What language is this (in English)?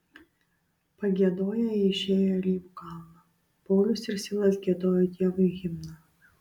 Lithuanian